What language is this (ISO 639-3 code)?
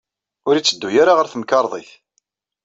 kab